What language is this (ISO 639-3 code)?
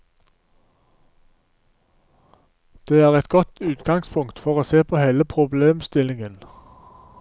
nor